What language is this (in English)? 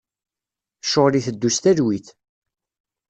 Kabyle